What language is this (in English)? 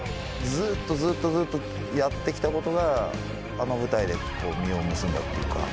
Japanese